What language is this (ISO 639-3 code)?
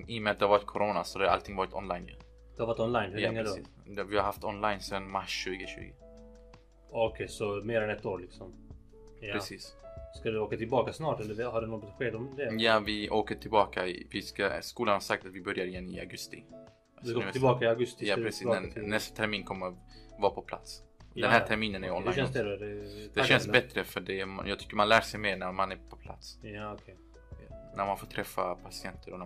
swe